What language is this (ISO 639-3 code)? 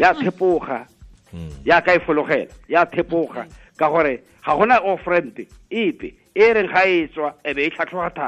swa